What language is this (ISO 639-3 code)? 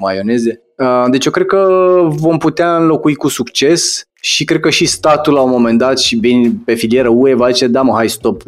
ron